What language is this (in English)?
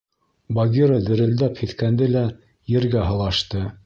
Bashkir